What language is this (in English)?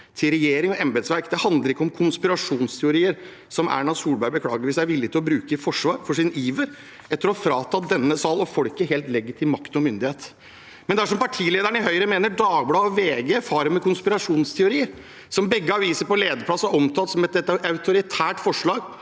Norwegian